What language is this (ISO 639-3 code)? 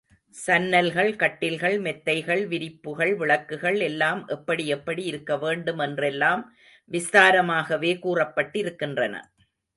tam